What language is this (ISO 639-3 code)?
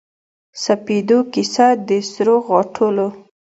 pus